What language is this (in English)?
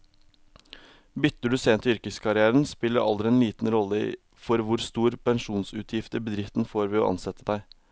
Norwegian